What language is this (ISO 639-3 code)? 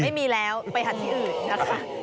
tha